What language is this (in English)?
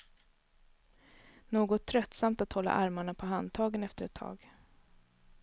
Swedish